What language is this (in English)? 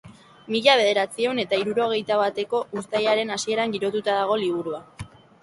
Basque